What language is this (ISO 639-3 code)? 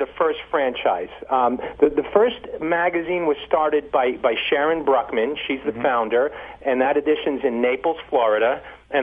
eng